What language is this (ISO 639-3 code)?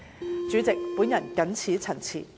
yue